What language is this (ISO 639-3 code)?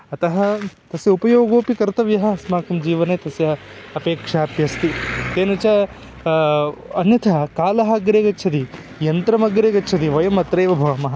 san